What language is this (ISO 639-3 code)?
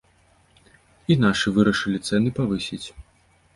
bel